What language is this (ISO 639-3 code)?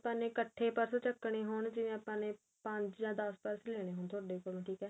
pan